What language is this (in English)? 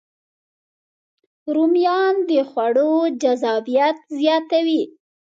Pashto